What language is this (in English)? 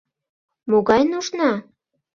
Mari